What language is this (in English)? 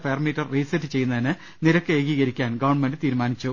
Malayalam